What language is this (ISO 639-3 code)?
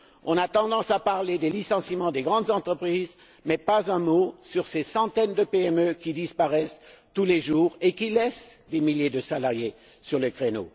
fra